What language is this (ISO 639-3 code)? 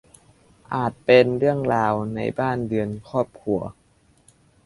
tha